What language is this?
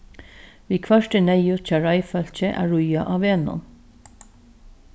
Faroese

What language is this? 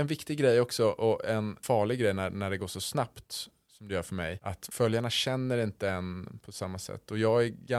Swedish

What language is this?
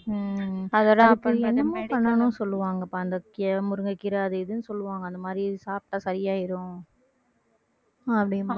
Tamil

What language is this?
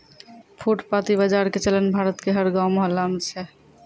Maithili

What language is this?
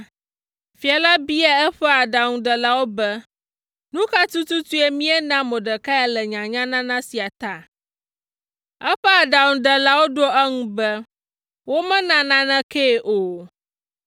Ewe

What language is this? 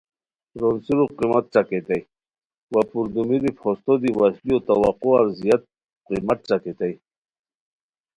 Khowar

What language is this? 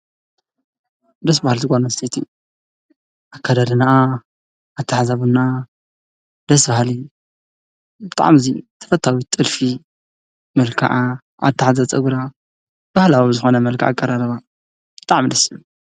Tigrinya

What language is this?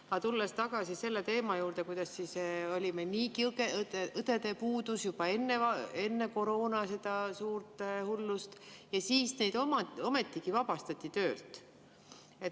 Estonian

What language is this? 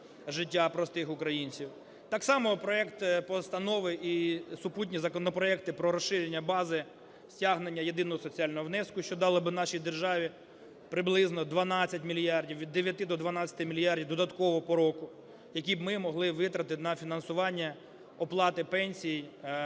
Ukrainian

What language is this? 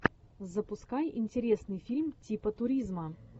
Russian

